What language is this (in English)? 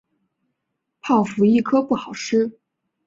Chinese